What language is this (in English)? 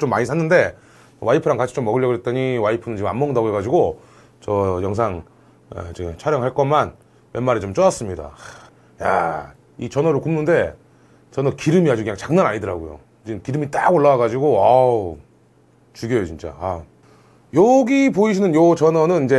Korean